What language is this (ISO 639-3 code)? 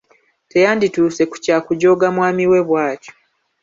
lug